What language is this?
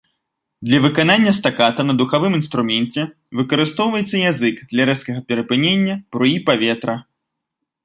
Belarusian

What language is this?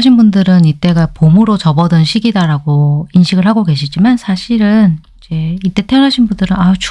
Korean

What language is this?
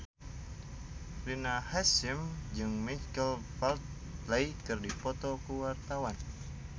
Sundanese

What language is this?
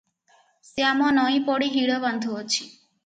Odia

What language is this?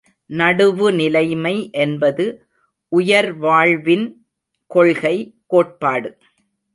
Tamil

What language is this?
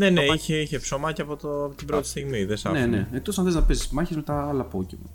Greek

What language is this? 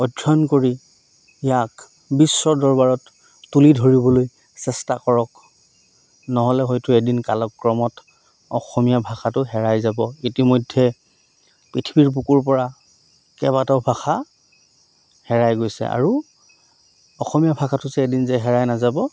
Assamese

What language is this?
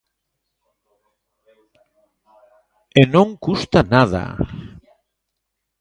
Galician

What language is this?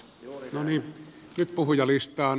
Finnish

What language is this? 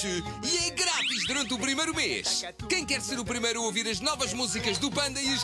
Portuguese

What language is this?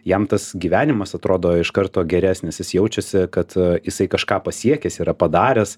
Lithuanian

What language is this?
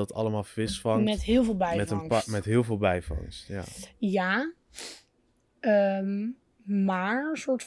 Dutch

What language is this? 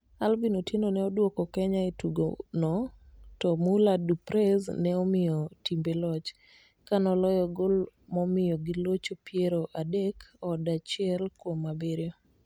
Luo (Kenya and Tanzania)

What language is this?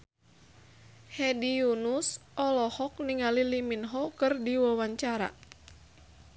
Sundanese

